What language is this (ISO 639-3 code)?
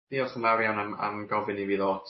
cym